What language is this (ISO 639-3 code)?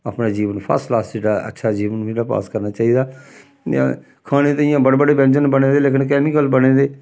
doi